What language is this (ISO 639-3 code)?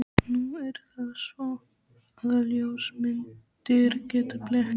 isl